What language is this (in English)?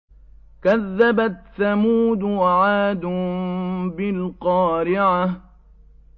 Arabic